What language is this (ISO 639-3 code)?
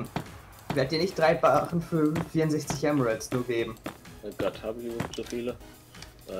deu